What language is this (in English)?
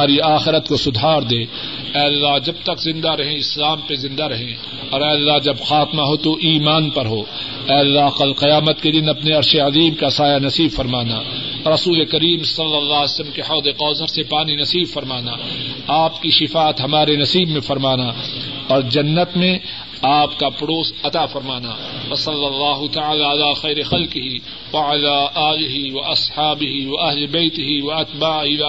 Urdu